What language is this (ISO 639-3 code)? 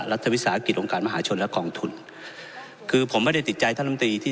tha